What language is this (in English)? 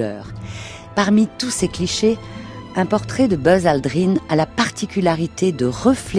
French